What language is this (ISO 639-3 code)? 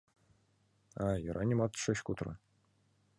chm